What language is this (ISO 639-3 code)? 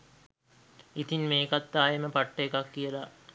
sin